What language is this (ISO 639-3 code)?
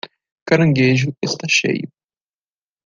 por